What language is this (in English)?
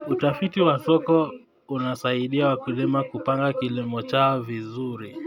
Kalenjin